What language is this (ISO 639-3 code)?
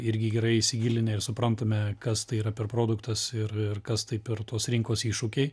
lit